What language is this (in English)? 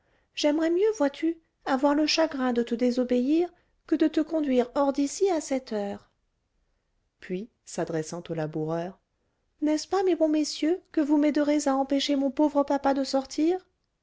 French